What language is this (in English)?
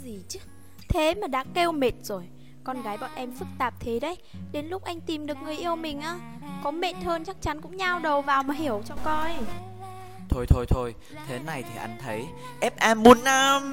Vietnamese